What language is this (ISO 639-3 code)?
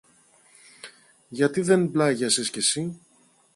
ell